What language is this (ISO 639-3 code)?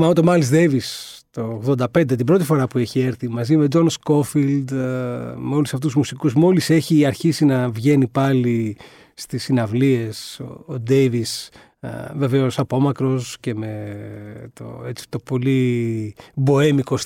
ell